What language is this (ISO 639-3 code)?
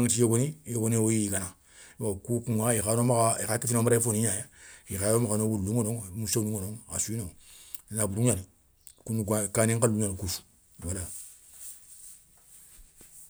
snk